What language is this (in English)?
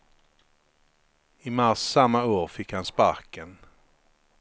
Swedish